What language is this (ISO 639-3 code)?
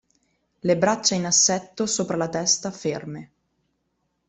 ita